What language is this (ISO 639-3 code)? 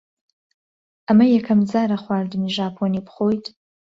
ckb